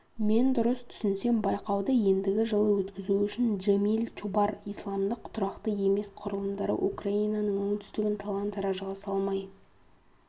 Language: Kazakh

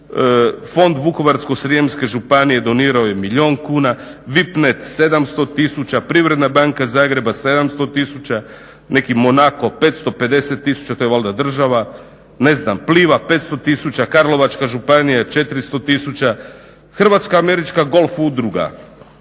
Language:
Croatian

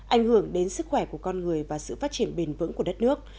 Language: Vietnamese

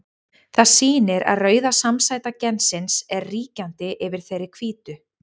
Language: Icelandic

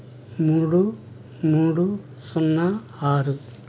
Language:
Telugu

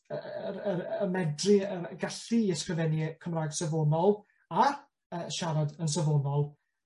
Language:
Welsh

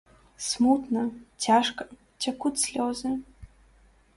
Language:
Belarusian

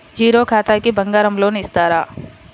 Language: Telugu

